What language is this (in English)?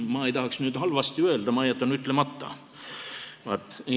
Estonian